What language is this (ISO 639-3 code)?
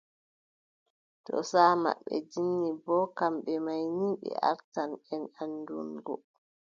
fub